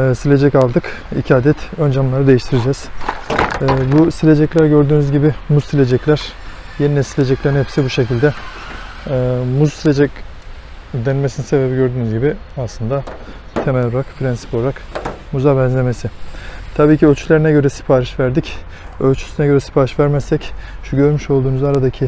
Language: Turkish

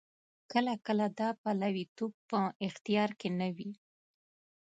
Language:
Pashto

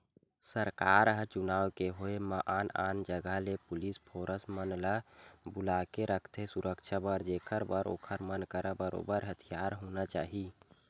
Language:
Chhattisgarhi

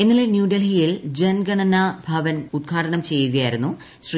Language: Malayalam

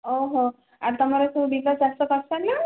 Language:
Odia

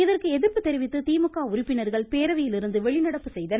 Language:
Tamil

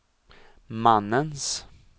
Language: Swedish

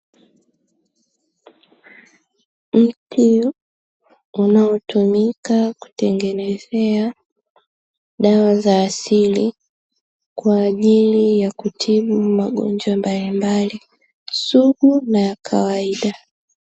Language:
Swahili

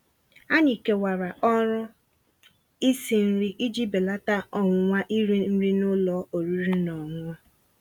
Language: Igbo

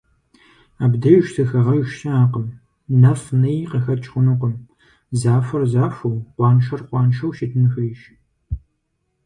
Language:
Kabardian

